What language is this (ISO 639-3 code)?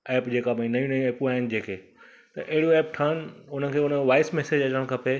snd